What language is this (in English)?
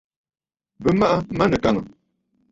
Bafut